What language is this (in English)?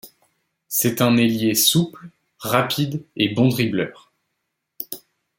French